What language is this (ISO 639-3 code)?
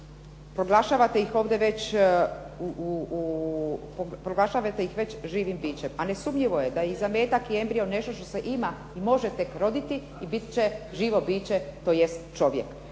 hrv